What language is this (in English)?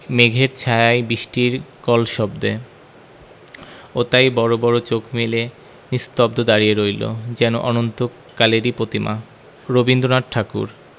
Bangla